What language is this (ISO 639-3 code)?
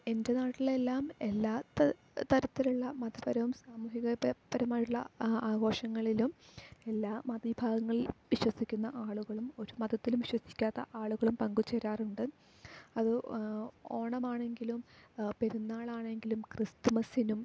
mal